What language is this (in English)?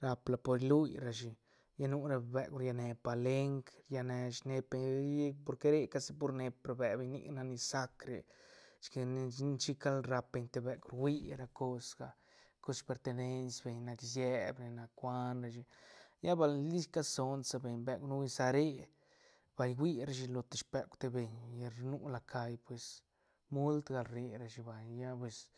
Santa Catarina Albarradas Zapotec